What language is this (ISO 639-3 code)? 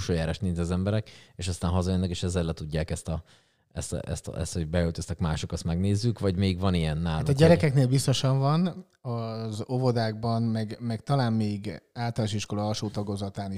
hun